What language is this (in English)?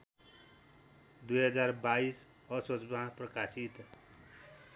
Nepali